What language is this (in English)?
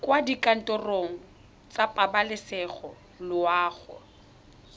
Tswana